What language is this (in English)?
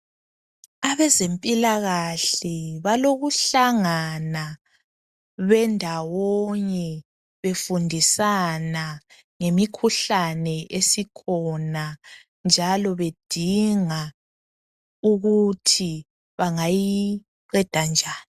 North Ndebele